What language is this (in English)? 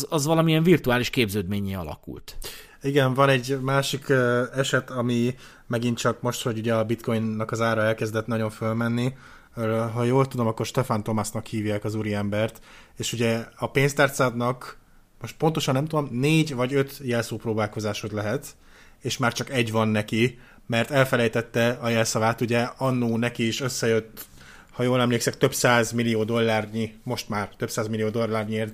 Hungarian